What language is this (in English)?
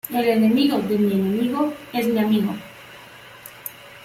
Spanish